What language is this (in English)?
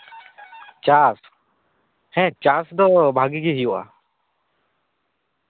Santali